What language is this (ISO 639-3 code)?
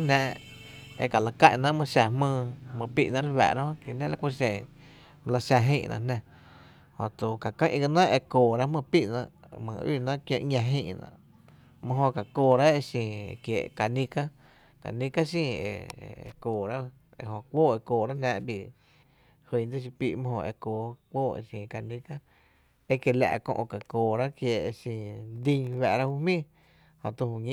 cte